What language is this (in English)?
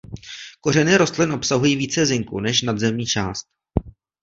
Czech